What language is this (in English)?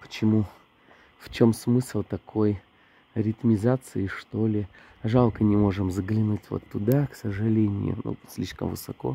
Russian